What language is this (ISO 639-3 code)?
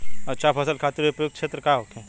bho